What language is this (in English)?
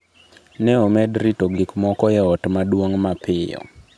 Luo (Kenya and Tanzania)